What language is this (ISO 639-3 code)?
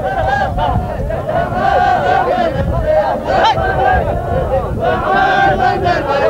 ara